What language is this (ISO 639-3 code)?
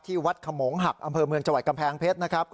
tha